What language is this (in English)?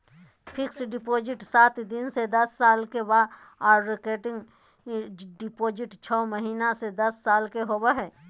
Magahi